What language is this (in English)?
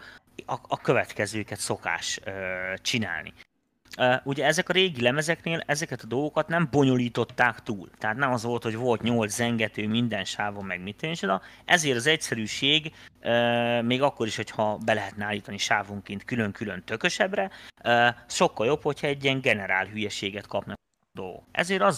Hungarian